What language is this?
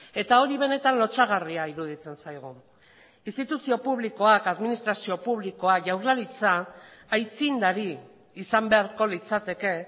Basque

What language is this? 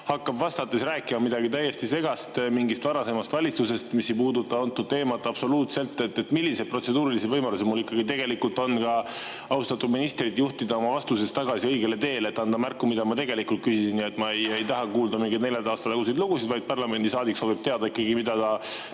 Estonian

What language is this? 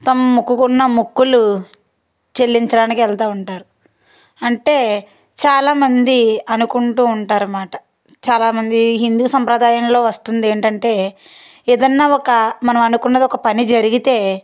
Telugu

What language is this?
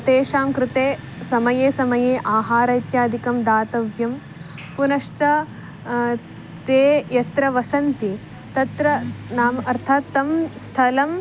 Sanskrit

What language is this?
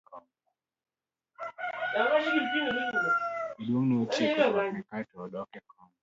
Luo (Kenya and Tanzania)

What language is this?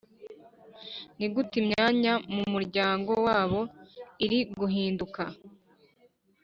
Kinyarwanda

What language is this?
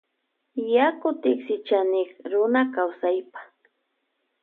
Loja Highland Quichua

